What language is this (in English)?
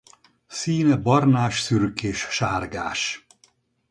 Hungarian